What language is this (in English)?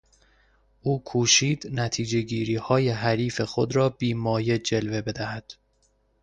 Persian